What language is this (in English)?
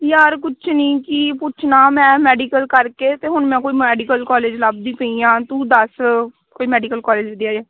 Punjabi